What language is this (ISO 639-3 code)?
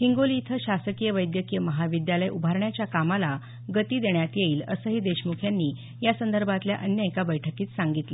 mar